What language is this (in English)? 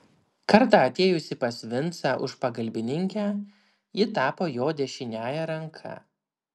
Lithuanian